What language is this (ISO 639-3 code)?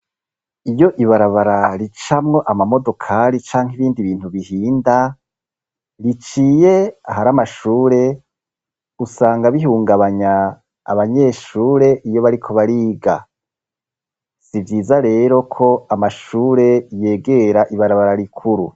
run